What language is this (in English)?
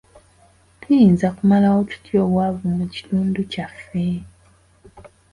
Ganda